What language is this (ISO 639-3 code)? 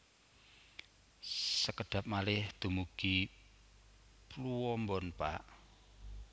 jav